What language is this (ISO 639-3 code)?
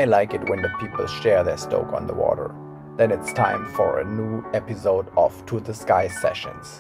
eng